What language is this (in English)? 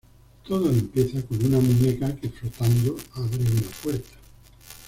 Spanish